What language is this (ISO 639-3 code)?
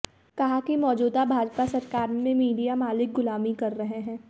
hin